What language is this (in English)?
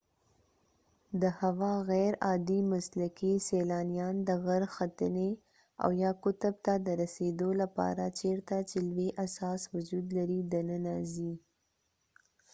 Pashto